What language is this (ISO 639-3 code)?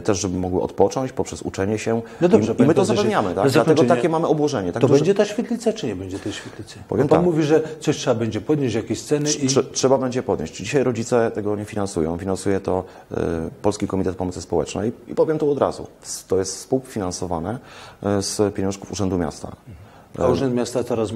pol